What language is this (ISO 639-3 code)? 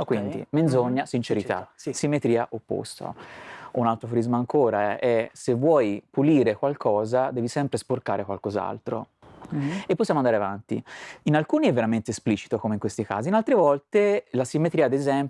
ita